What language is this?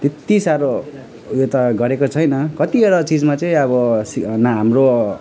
Nepali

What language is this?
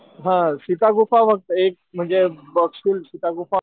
Marathi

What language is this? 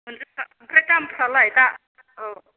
Bodo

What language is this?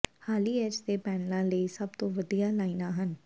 Punjabi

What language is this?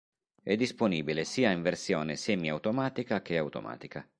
Italian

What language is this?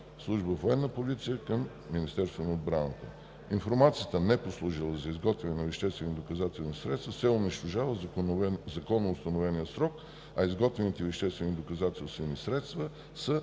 Bulgarian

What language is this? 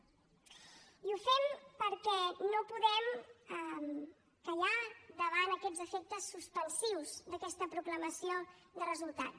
Catalan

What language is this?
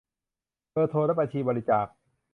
Thai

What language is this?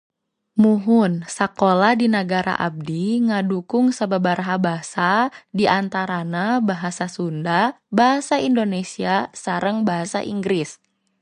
Sundanese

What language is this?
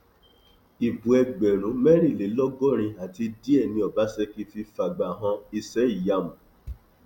Yoruba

